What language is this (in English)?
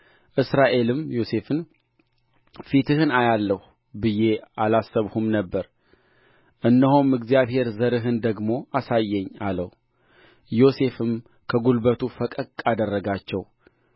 Amharic